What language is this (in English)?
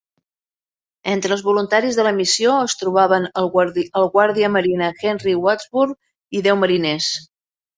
Catalan